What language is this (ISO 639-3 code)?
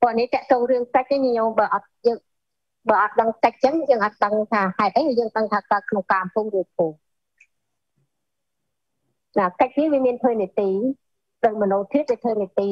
vie